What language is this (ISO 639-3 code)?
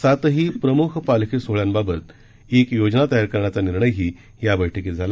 mar